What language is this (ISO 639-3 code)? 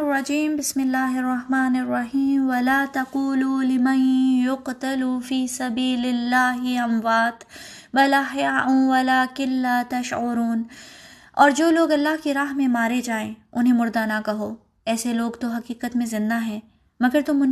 urd